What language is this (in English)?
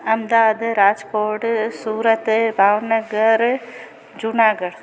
Sindhi